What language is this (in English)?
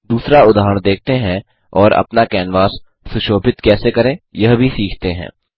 Hindi